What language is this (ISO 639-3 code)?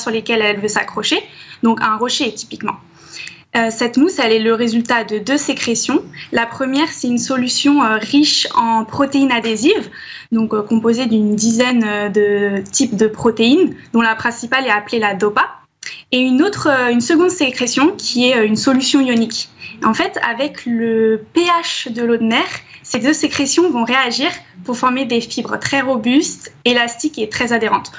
fra